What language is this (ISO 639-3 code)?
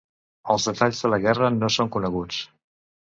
cat